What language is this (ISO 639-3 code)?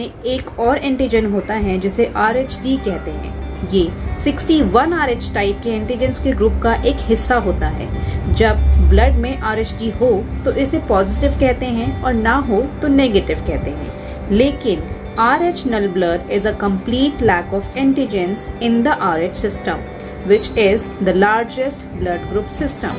hin